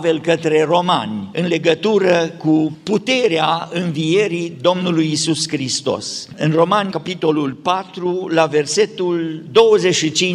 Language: Romanian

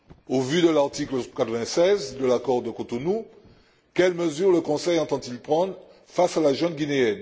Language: French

